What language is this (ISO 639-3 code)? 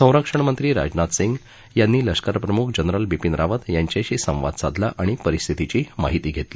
mar